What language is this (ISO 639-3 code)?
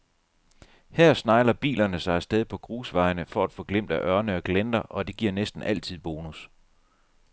dan